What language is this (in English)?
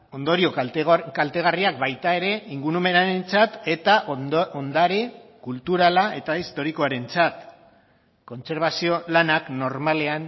Basque